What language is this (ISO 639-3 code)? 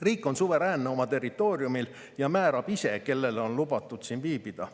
est